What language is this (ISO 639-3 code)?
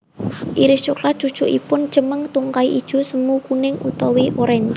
jav